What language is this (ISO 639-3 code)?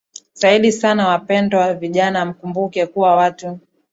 swa